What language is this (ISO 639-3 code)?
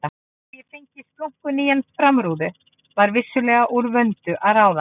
isl